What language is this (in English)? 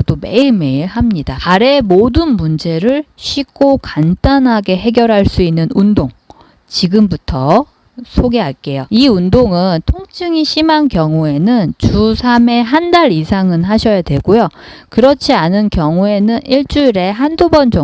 Korean